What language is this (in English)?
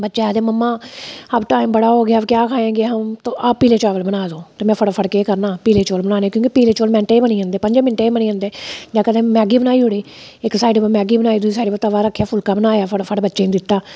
Dogri